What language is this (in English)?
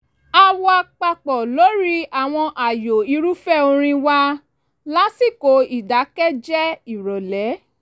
Yoruba